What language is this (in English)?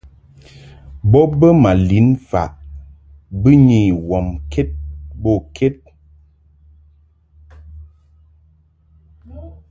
Mungaka